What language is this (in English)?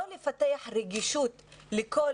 Hebrew